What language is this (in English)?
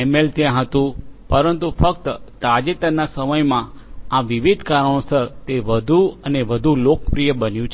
Gujarati